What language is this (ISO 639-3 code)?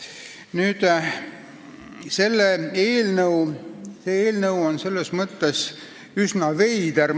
est